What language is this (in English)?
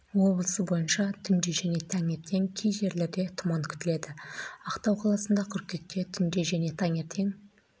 Kazakh